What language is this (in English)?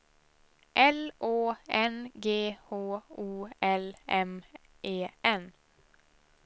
Swedish